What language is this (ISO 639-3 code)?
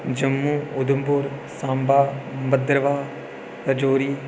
doi